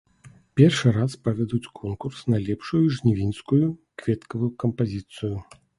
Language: Belarusian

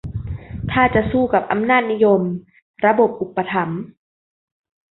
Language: Thai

